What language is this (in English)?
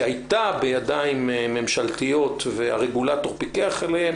Hebrew